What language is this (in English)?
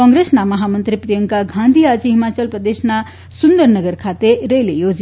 Gujarati